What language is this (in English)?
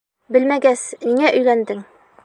Bashkir